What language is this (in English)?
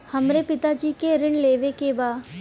Bhojpuri